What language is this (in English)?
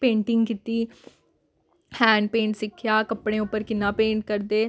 Dogri